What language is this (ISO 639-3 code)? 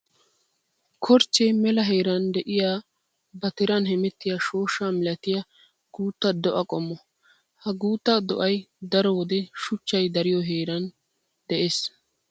wal